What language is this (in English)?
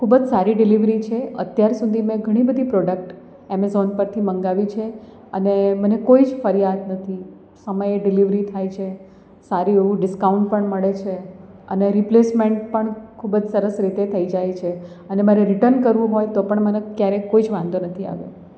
Gujarati